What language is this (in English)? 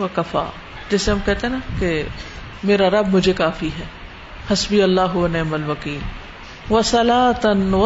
Urdu